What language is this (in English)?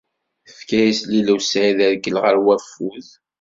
Kabyle